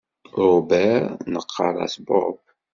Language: Kabyle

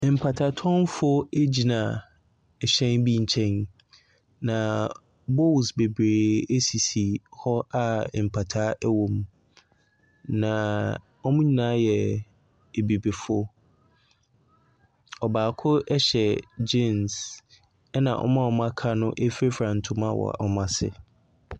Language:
Akan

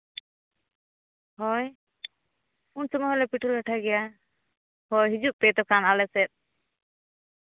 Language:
Santali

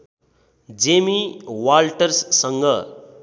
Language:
Nepali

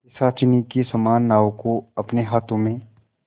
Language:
Hindi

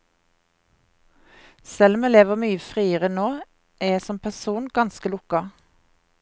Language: Norwegian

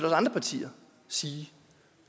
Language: Danish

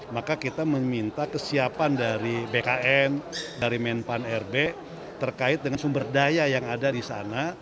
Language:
Indonesian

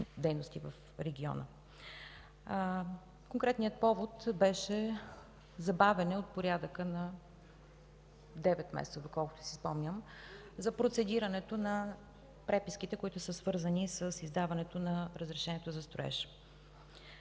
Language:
Bulgarian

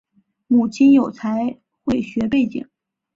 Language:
Chinese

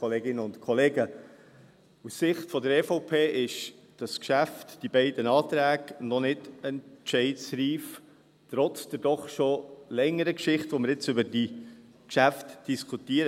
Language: Swiss German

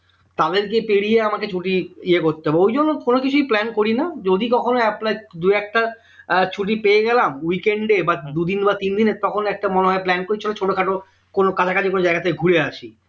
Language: Bangla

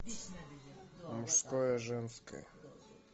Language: Russian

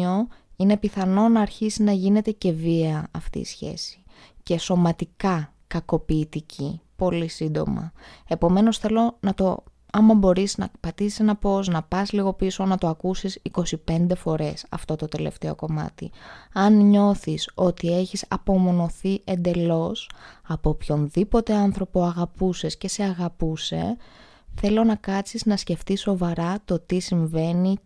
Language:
Greek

